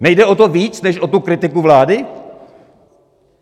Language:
Czech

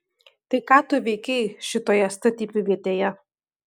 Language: Lithuanian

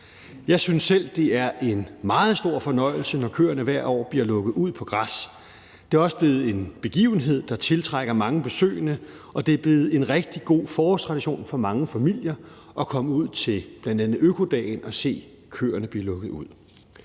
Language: Danish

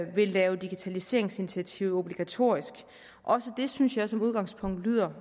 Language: Danish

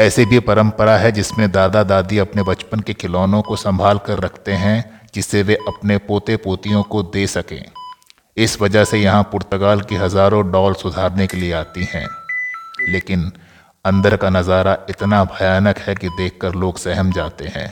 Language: Hindi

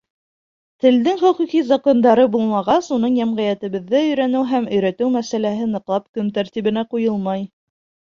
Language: Bashkir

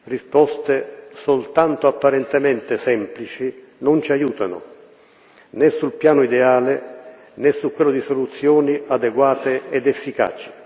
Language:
Italian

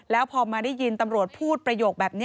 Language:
Thai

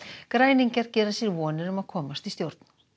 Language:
Icelandic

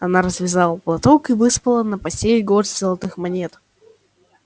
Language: Russian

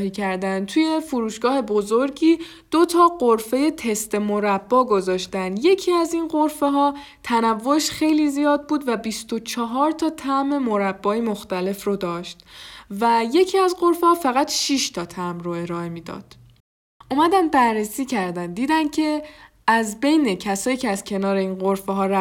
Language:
Persian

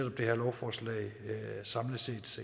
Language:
Danish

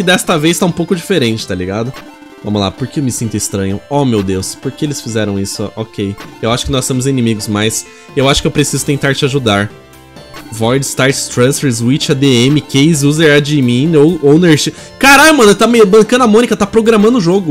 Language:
Portuguese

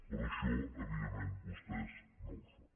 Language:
Catalan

